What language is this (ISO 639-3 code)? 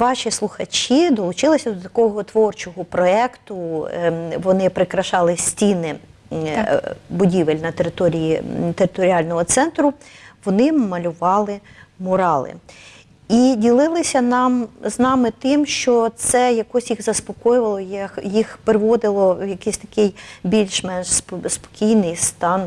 ukr